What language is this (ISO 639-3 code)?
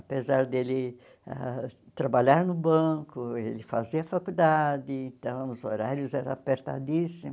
por